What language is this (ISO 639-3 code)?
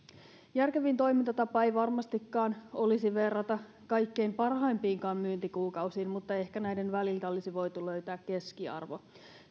fin